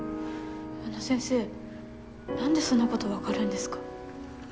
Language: Japanese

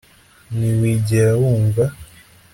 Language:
Kinyarwanda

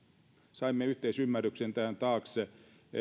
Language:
Finnish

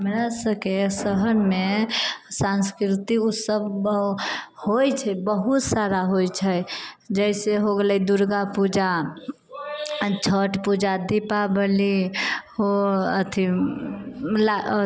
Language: Maithili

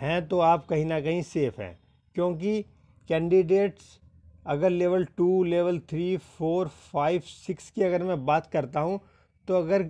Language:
Hindi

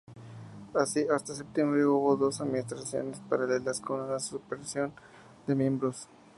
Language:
Spanish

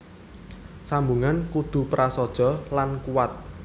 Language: Javanese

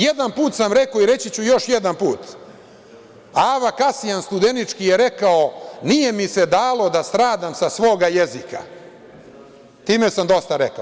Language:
Serbian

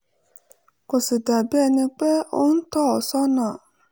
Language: Yoruba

